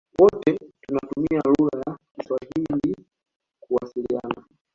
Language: Swahili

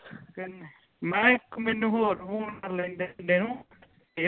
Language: Punjabi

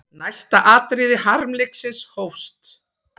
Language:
Icelandic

